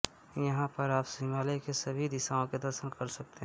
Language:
Hindi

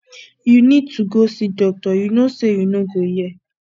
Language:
Nigerian Pidgin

